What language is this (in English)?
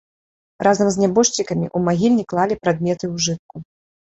Belarusian